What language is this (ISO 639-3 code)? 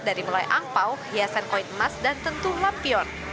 ind